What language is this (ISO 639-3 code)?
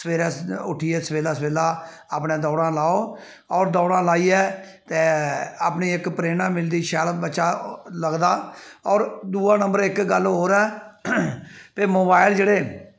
doi